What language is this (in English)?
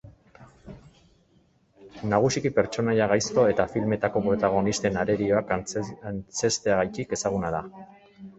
Basque